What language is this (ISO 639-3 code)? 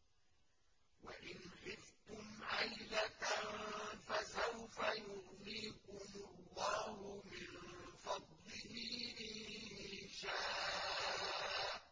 ara